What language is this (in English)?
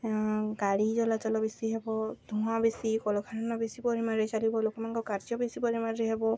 Odia